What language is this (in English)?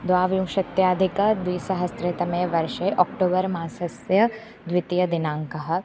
Sanskrit